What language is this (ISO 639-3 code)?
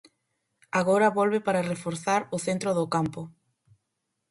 glg